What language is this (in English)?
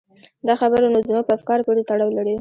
Pashto